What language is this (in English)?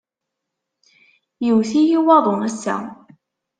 Kabyle